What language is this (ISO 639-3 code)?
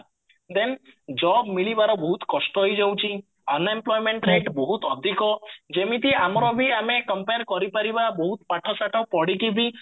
ori